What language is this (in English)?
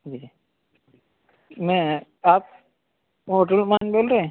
Urdu